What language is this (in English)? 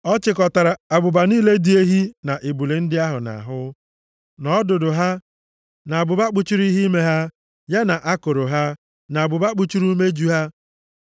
Igbo